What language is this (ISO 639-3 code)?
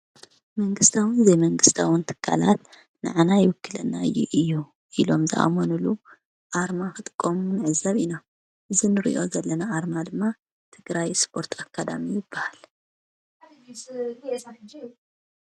tir